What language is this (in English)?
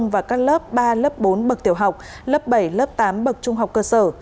Vietnamese